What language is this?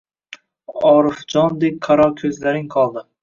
Uzbek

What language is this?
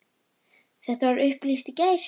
Icelandic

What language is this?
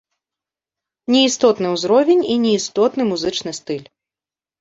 Belarusian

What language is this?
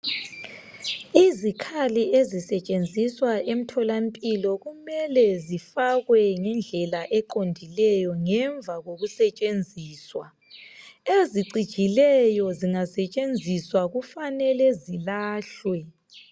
North Ndebele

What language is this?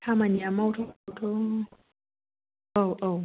Bodo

